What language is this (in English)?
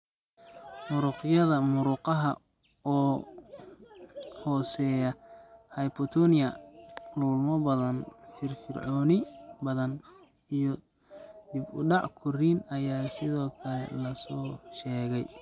Somali